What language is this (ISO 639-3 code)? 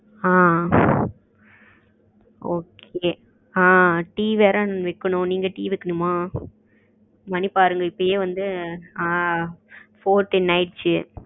tam